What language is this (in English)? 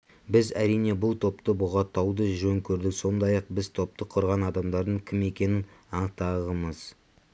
Kazakh